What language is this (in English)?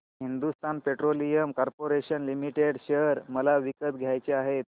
Marathi